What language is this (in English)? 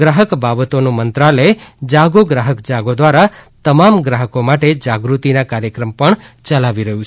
Gujarati